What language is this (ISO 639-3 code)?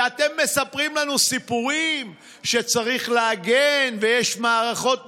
heb